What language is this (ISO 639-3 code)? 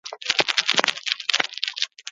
eus